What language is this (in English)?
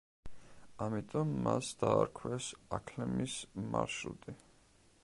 Georgian